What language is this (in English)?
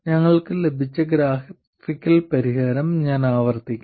Malayalam